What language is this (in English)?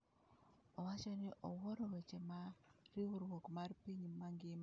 Luo (Kenya and Tanzania)